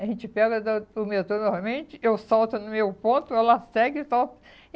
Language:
Portuguese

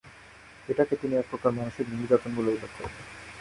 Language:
Bangla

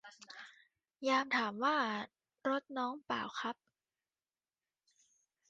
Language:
Thai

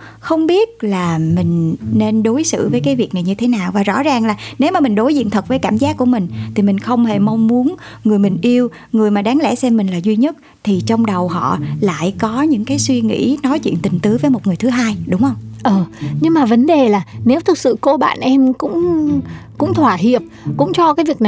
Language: Vietnamese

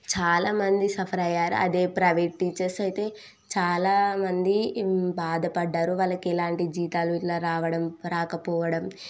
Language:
Telugu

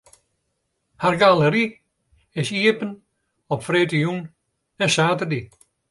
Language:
Western Frisian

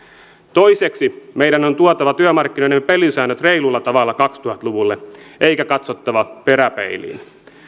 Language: Finnish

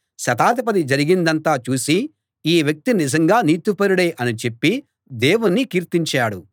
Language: Telugu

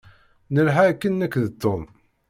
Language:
Kabyle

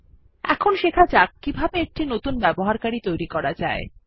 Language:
Bangla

